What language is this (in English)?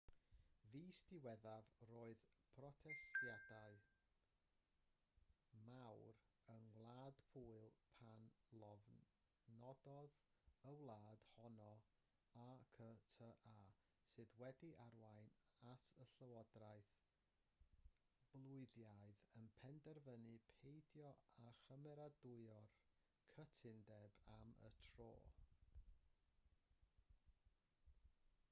Welsh